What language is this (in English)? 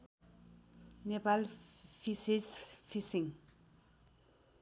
Nepali